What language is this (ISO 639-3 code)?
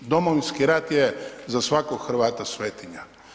hrv